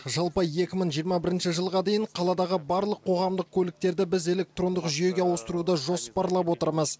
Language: Kazakh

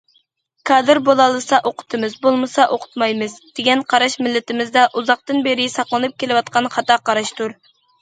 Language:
Uyghur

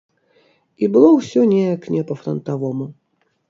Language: Belarusian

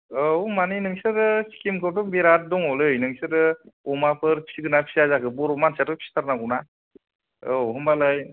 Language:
Bodo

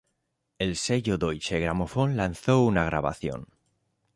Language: Spanish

